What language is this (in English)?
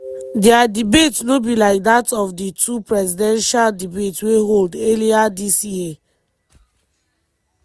Nigerian Pidgin